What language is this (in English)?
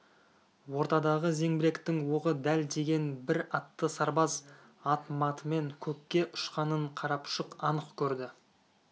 Kazakh